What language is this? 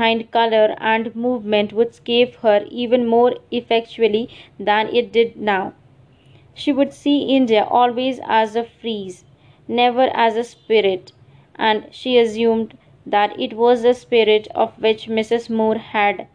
English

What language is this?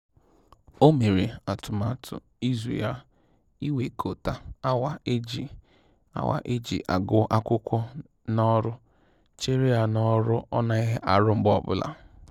Igbo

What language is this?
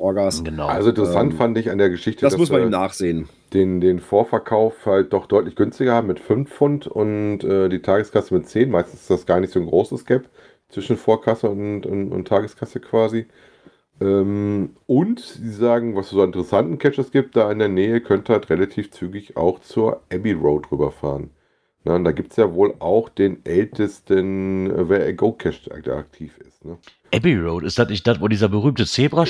German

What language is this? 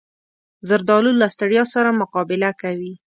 Pashto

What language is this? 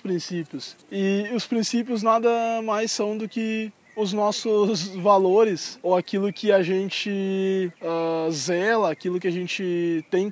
Portuguese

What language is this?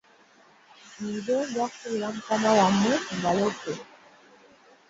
Ganda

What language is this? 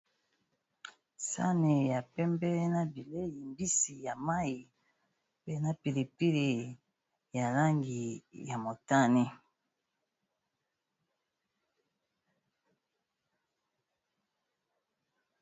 Lingala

